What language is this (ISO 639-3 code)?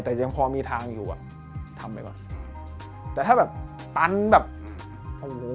tha